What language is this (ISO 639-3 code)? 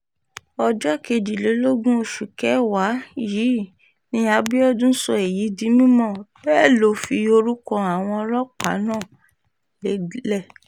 yor